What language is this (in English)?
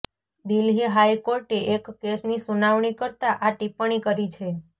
Gujarati